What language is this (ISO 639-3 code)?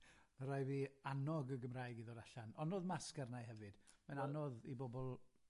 cym